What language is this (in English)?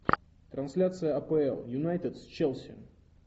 Russian